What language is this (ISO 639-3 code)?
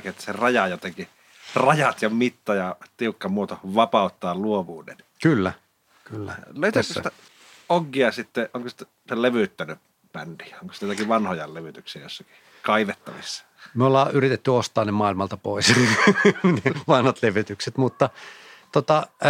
fin